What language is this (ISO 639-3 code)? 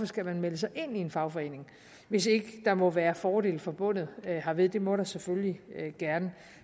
dan